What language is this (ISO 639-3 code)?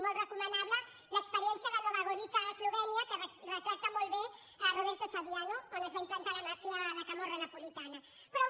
cat